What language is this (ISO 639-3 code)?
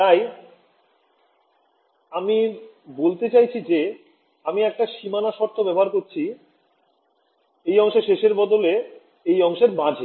ben